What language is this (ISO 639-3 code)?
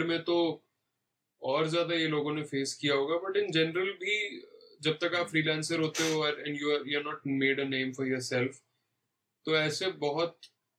urd